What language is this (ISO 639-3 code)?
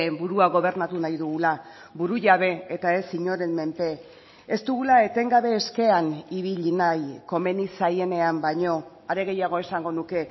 eus